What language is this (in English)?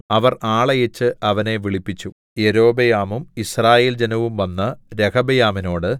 Malayalam